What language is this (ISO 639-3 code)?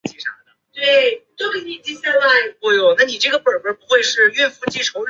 zho